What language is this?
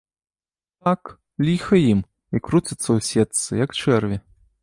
Belarusian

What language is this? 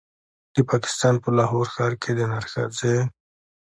Pashto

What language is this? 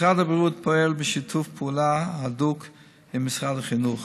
Hebrew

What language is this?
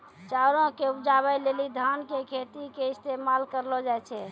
Maithili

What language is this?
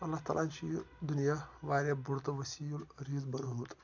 Kashmiri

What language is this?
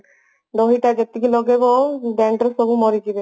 Odia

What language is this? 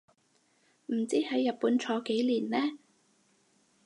Cantonese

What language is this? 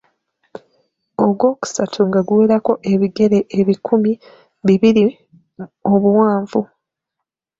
Ganda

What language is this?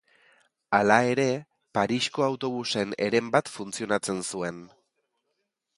Basque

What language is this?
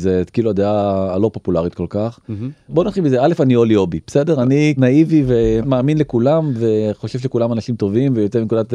Hebrew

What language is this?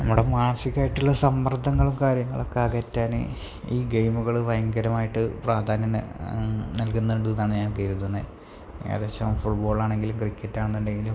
Malayalam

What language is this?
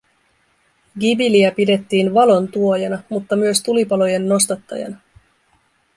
Finnish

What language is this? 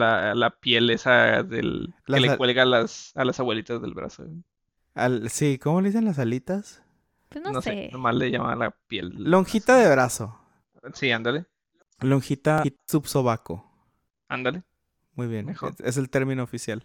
Spanish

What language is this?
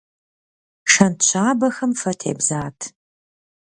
Kabardian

